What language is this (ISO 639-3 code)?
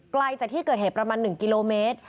tha